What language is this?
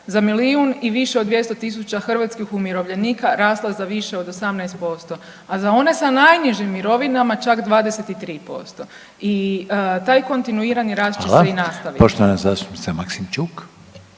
Croatian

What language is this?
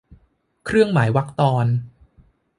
Thai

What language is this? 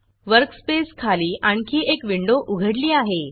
Marathi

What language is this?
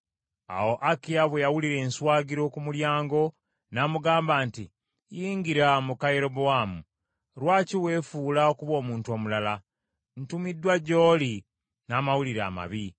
Ganda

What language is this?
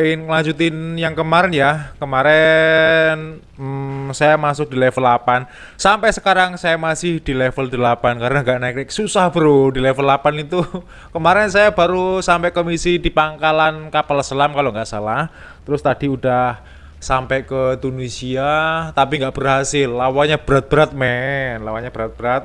Indonesian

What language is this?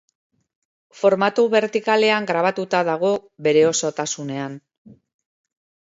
Basque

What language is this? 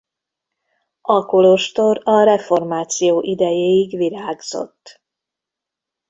Hungarian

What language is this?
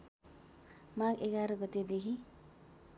Nepali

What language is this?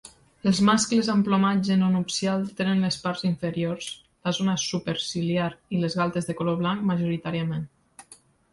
Catalan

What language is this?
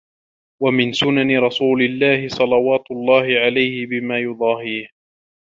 Arabic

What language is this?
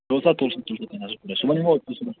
Kashmiri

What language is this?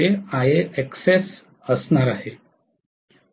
Marathi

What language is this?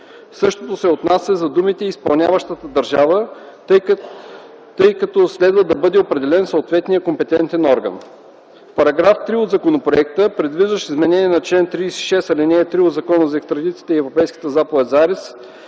Bulgarian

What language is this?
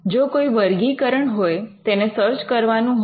Gujarati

